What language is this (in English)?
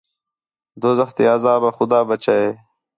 Khetrani